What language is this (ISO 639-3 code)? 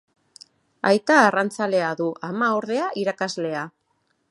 eus